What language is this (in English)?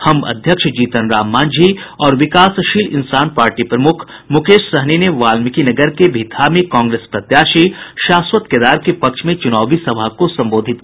Hindi